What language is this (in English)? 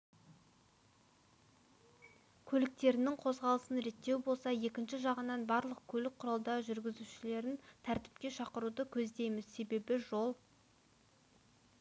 Kazakh